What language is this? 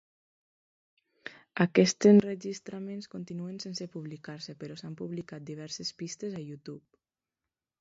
Catalan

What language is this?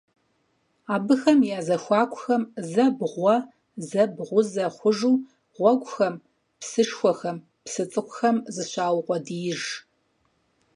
Kabardian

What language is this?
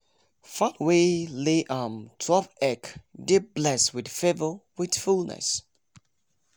Nigerian Pidgin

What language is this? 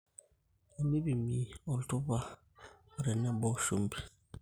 Masai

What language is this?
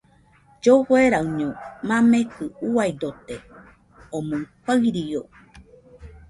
Nüpode Huitoto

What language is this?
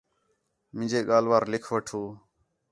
Khetrani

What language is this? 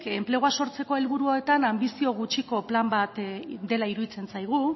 Basque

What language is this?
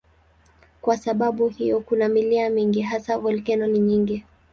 Swahili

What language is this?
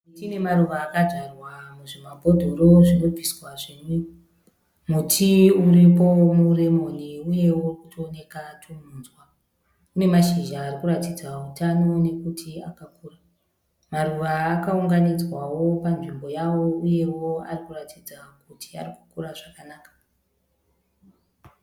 Shona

